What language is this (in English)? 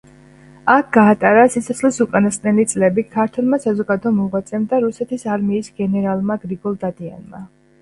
Georgian